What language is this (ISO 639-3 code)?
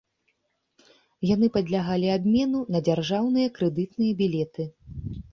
bel